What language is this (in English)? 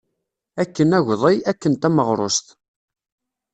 Kabyle